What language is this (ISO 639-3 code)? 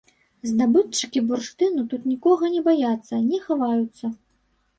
bel